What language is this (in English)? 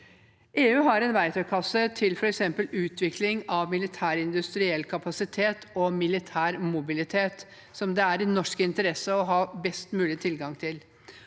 Norwegian